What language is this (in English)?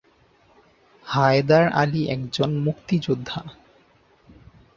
Bangla